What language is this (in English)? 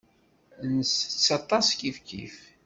Kabyle